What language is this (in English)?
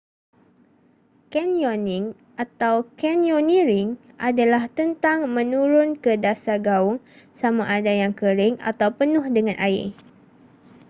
Malay